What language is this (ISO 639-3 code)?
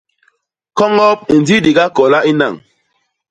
bas